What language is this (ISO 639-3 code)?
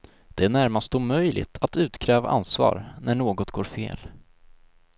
swe